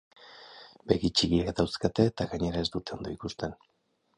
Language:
Basque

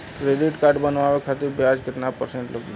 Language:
Bhojpuri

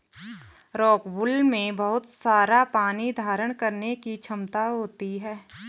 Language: Hindi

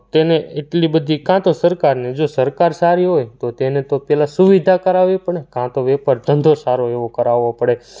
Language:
Gujarati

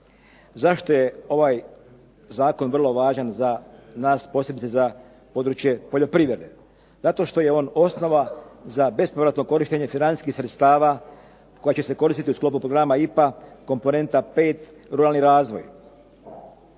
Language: Croatian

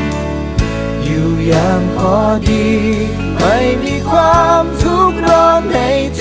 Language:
Thai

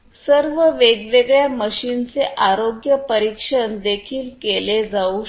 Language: Marathi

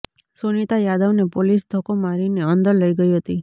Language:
Gujarati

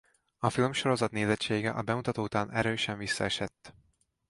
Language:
Hungarian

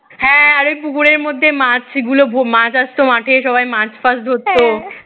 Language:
Bangla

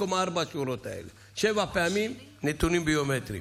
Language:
Hebrew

